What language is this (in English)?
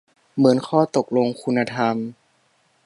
Thai